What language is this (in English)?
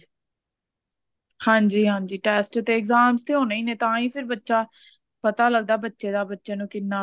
Punjabi